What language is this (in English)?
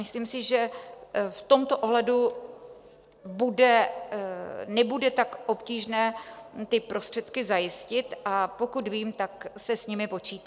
Czech